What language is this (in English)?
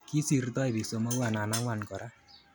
Kalenjin